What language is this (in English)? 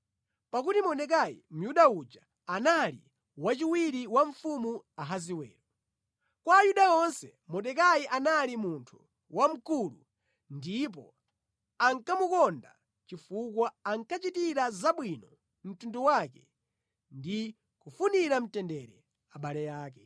Nyanja